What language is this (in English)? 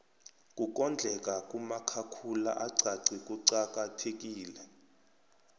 South Ndebele